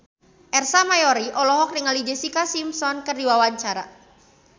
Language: Sundanese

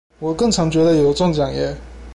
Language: Chinese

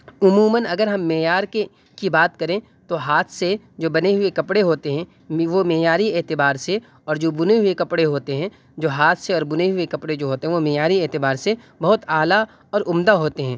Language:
Urdu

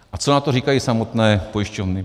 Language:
Czech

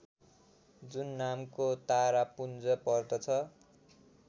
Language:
Nepali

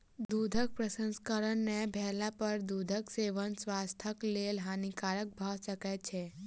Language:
Maithili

